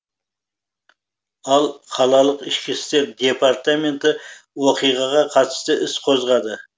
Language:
Kazakh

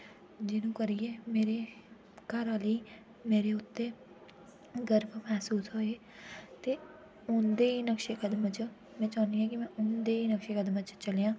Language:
Dogri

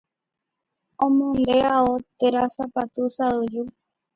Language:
Guarani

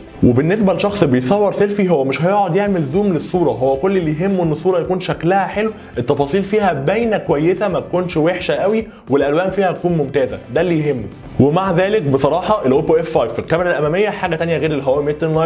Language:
Arabic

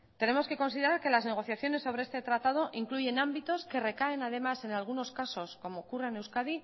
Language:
Spanish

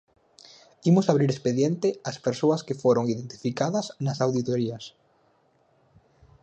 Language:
Galician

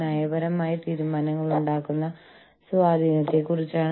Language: Malayalam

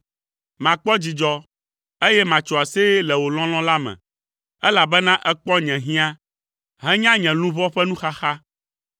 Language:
Ewe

